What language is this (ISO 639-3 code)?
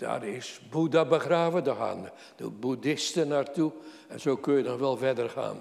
nld